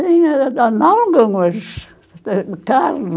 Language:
Portuguese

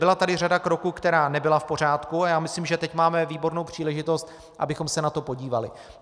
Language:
Czech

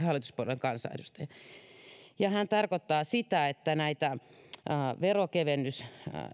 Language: Finnish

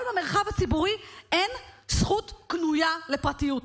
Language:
Hebrew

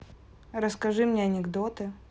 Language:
Russian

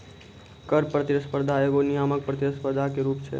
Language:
Maithili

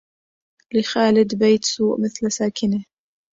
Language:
Arabic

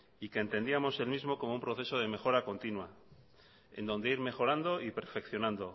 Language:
Spanish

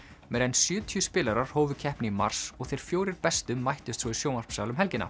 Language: Icelandic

